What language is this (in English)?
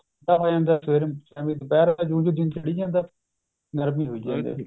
Punjabi